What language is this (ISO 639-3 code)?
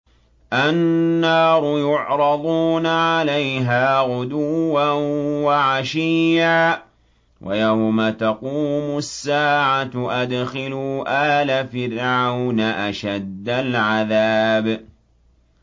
ara